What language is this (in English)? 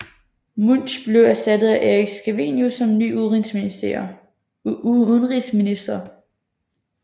Danish